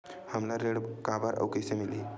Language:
Chhattisgarhi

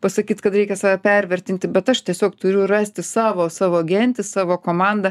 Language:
Lithuanian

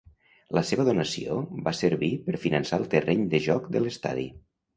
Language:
Catalan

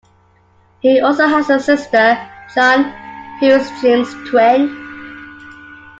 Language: English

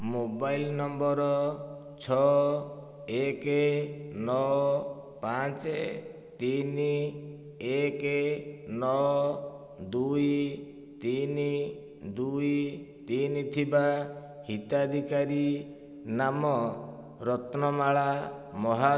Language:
Odia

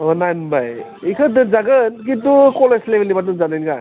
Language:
Bodo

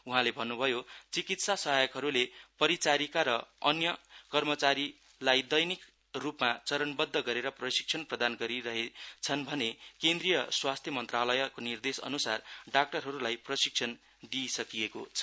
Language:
Nepali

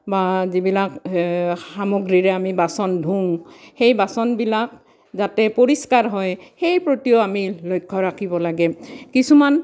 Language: Assamese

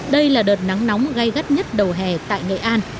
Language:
Vietnamese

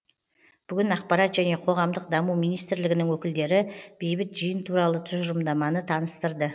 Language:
Kazakh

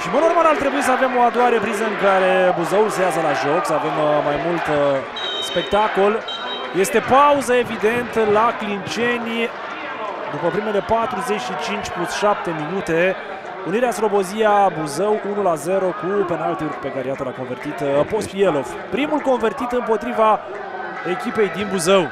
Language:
Romanian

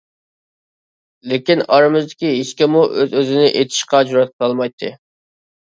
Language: Uyghur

